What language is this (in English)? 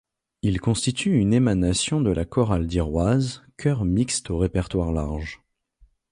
French